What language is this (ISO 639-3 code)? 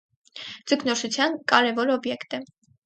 hye